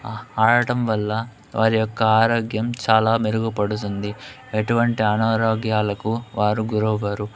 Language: Telugu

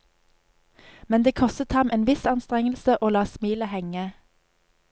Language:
Norwegian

